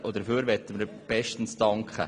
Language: Swiss German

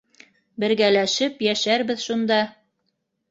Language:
Bashkir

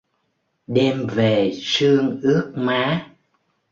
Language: Vietnamese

